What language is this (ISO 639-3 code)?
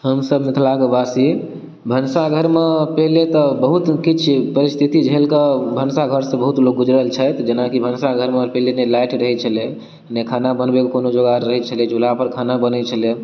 mai